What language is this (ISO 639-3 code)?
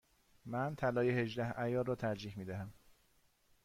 fas